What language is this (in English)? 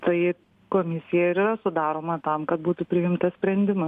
Lithuanian